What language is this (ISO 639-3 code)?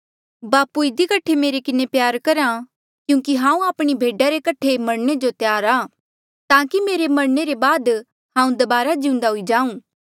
mjl